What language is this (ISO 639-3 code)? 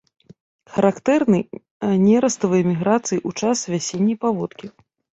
bel